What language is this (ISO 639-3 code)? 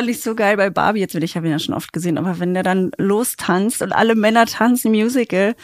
deu